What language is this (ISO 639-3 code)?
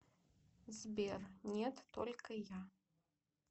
rus